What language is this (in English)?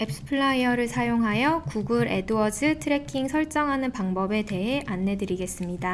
Korean